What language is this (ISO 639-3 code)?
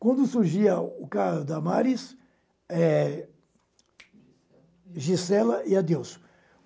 por